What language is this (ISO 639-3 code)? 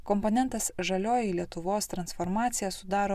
lit